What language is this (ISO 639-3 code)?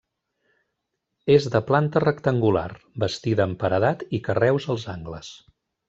cat